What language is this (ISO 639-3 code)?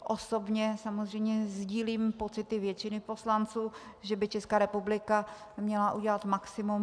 ces